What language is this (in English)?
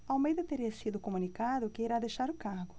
Portuguese